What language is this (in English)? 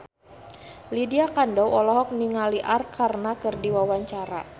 Sundanese